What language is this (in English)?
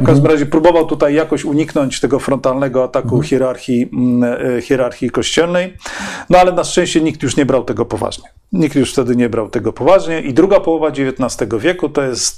Polish